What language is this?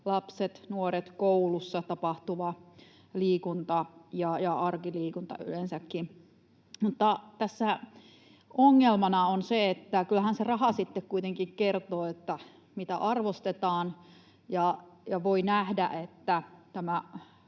Finnish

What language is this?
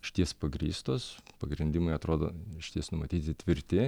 Lithuanian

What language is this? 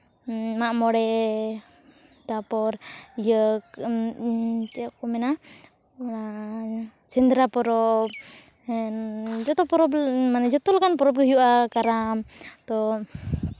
Santali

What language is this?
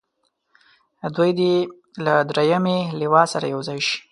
Pashto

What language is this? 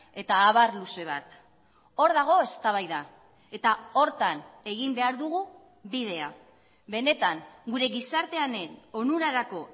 Basque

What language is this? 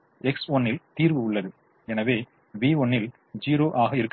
Tamil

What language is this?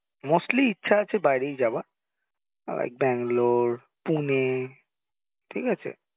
Bangla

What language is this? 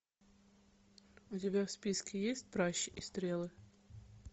Russian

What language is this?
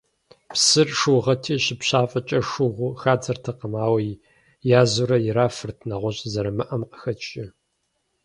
Kabardian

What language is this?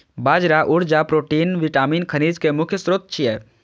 Maithili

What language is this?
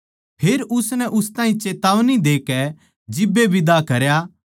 Haryanvi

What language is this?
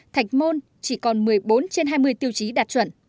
Vietnamese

